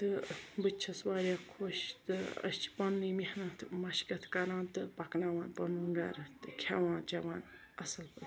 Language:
Kashmiri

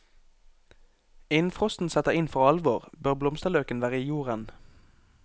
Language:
Norwegian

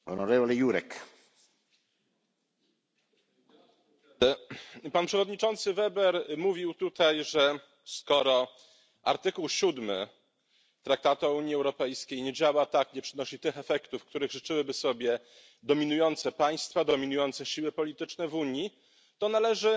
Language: Polish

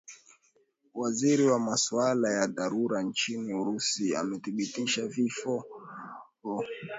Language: Swahili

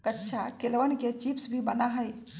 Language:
Magahi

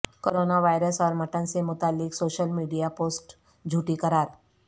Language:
Urdu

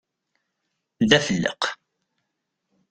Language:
Kabyle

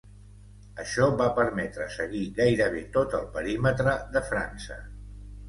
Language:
Catalan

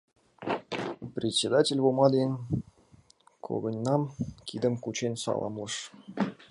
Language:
Mari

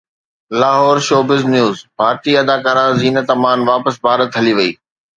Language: Sindhi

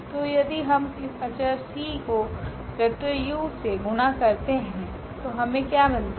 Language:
Hindi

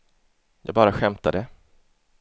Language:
Swedish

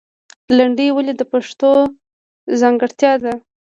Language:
Pashto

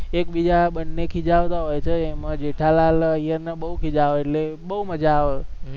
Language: Gujarati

